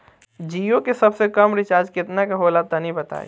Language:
Bhojpuri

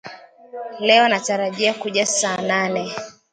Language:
Swahili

